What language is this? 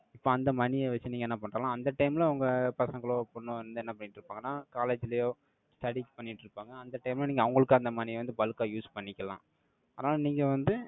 Tamil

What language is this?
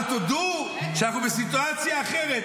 Hebrew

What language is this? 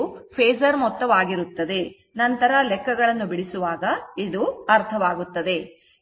Kannada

